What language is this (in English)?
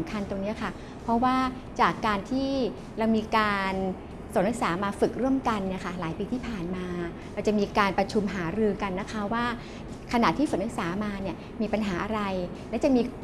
Thai